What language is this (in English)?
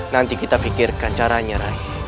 Indonesian